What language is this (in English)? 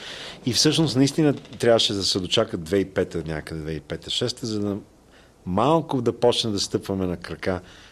Bulgarian